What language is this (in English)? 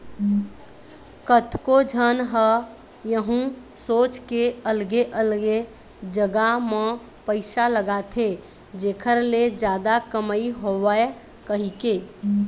Chhattisgarhi